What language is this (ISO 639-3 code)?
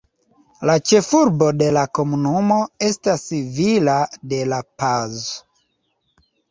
epo